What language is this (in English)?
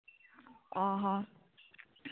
Santali